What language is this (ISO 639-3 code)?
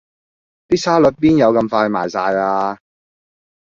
yue